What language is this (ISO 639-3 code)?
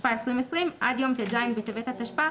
heb